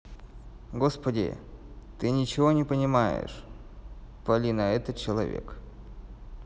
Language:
Russian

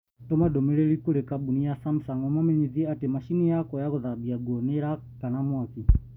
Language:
Kikuyu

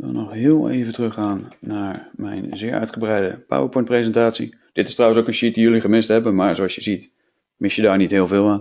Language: Dutch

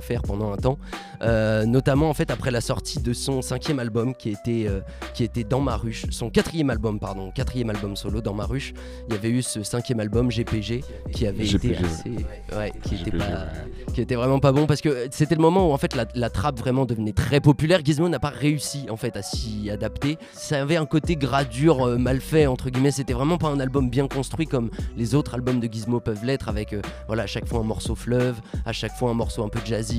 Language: French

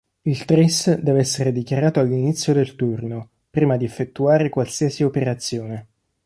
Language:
Italian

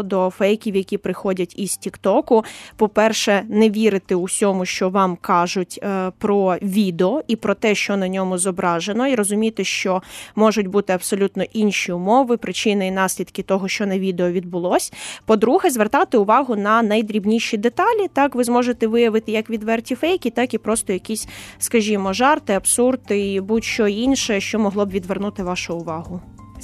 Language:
Ukrainian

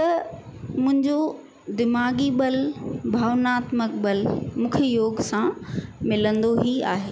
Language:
Sindhi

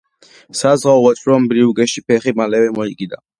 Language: Georgian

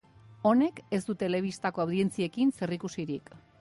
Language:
Basque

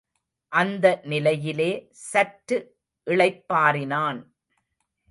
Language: Tamil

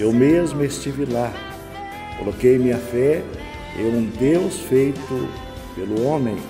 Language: Portuguese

